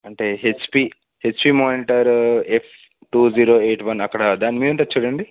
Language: Telugu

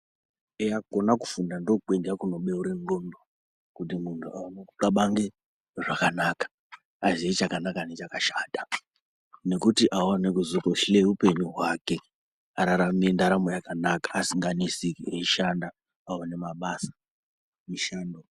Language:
Ndau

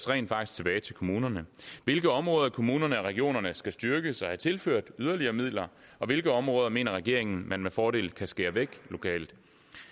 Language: Danish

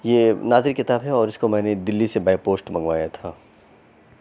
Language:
Urdu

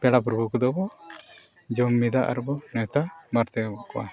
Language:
Santali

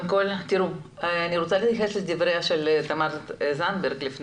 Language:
Hebrew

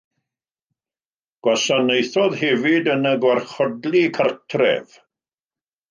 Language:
Welsh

